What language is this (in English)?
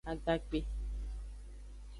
Aja (Benin)